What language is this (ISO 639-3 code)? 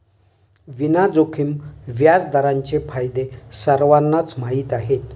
mar